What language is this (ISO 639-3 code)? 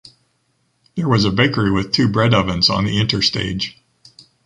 eng